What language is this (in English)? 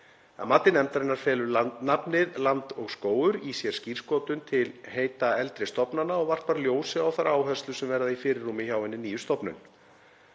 Icelandic